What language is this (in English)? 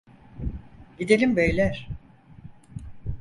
Turkish